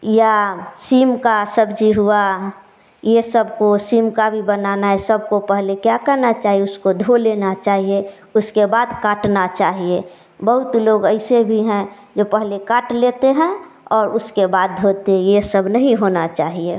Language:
Hindi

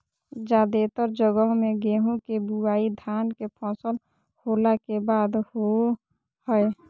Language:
Magahi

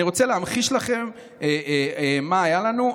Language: Hebrew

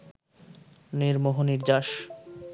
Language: Bangla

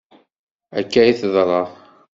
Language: Kabyle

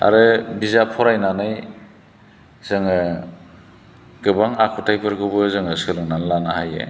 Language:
Bodo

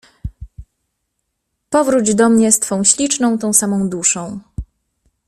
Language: Polish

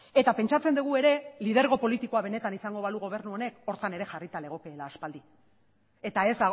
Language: Basque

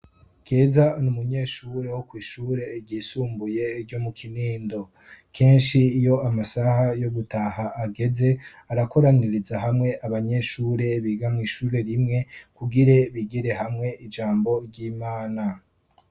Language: Rundi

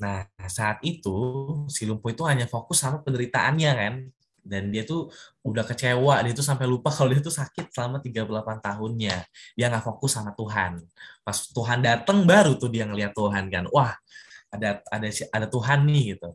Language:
Indonesian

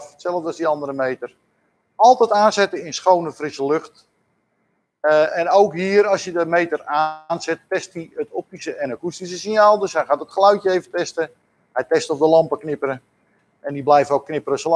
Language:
Dutch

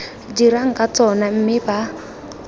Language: Tswana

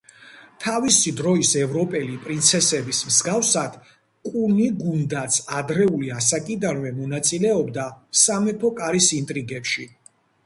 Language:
Georgian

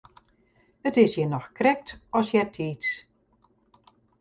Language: Western Frisian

